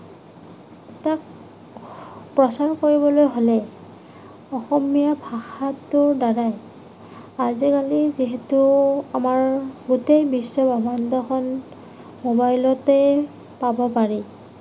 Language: Assamese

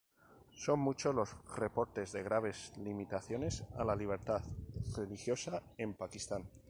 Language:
Spanish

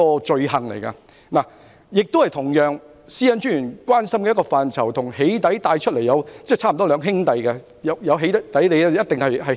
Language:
Cantonese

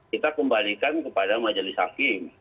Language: Indonesian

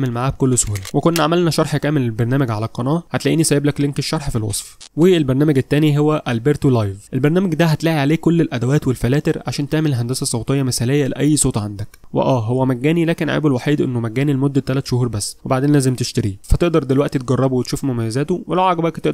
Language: Arabic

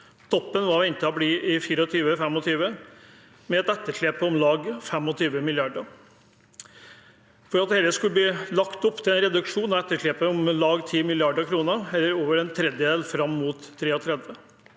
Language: Norwegian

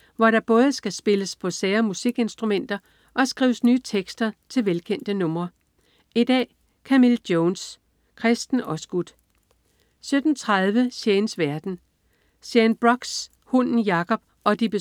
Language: Danish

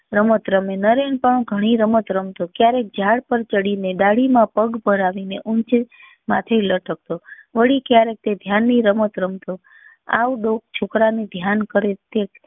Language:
Gujarati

